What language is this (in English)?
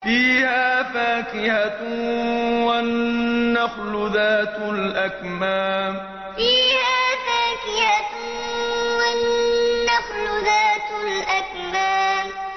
Arabic